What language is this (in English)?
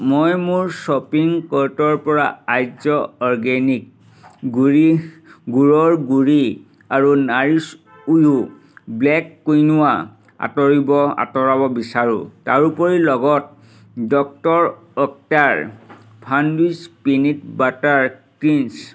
Assamese